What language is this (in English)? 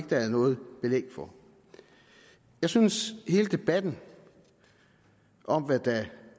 Danish